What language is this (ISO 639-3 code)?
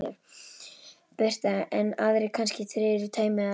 isl